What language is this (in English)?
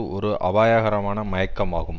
Tamil